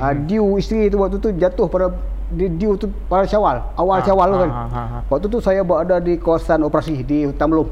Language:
Malay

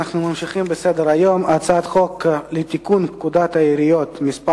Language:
Hebrew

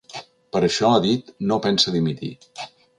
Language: Catalan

